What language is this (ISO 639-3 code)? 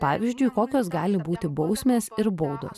lit